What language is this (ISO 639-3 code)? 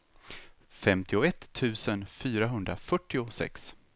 swe